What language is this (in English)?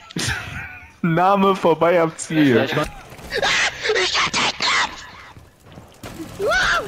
German